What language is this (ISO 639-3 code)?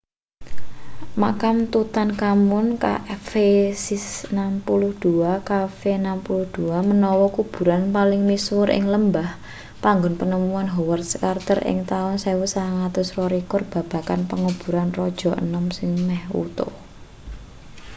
jav